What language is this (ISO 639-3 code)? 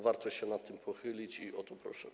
pol